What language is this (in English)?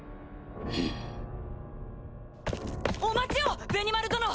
Japanese